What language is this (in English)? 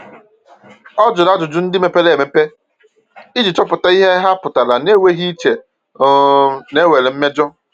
Igbo